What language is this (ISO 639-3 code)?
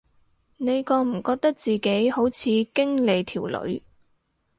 yue